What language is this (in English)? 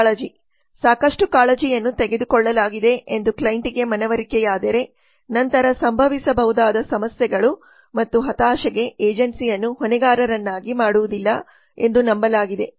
Kannada